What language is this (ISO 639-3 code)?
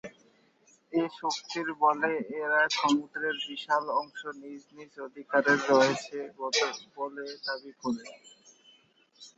ben